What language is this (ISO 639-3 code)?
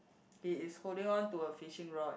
eng